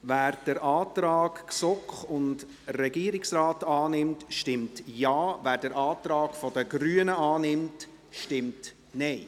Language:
Swiss German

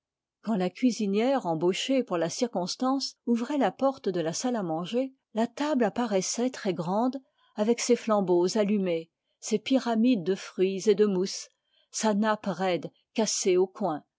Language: French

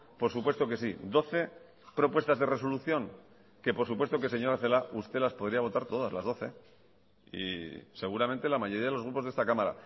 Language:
Spanish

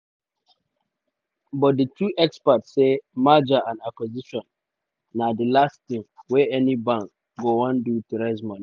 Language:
Nigerian Pidgin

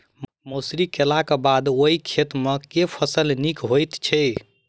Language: Maithili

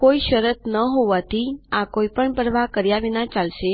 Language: Gujarati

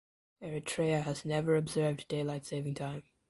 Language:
English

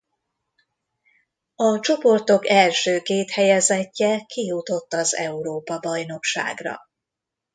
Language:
Hungarian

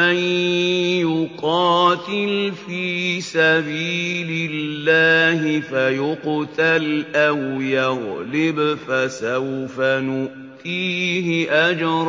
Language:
Arabic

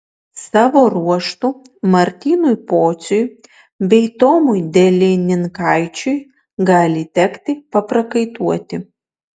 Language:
Lithuanian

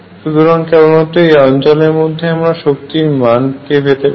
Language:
Bangla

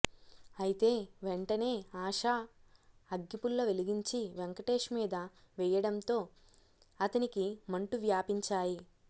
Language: Telugu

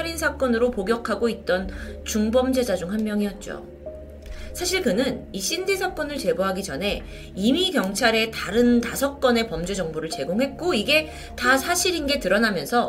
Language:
Korean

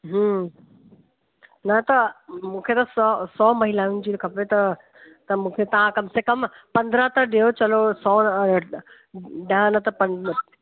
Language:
Sindhi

